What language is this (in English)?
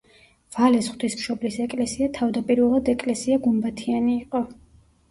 Georgian